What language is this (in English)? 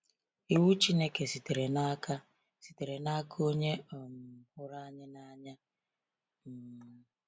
Igbo